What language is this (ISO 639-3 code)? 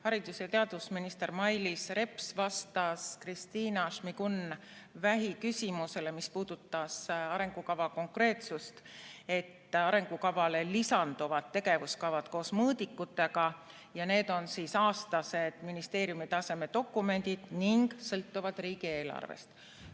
est